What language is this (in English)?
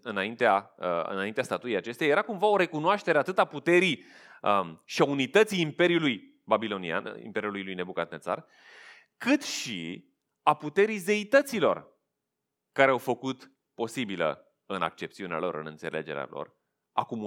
Romanian